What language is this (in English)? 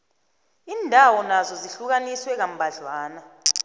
South Ndebele